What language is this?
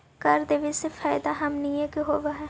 Magahi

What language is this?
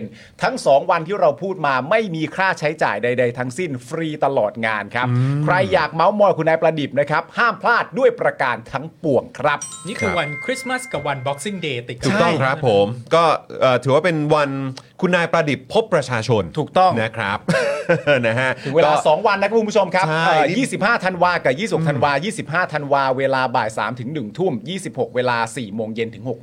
Thai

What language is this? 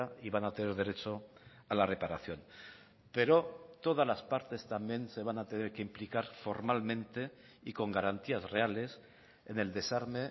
Spanish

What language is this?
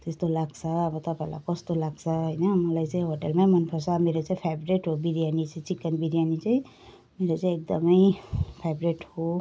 Nepali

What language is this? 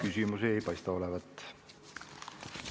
Estonian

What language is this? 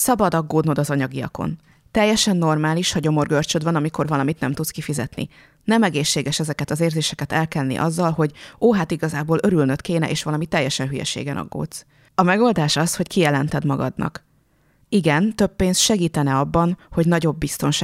Hungarian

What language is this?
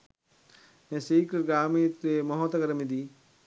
Sinhala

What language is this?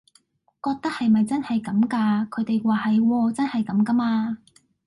Cantonese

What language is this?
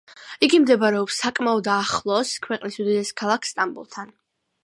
Georgian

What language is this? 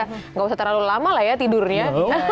Indonesian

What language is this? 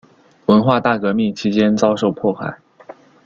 Chinese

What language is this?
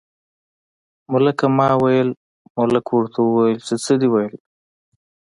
Pashto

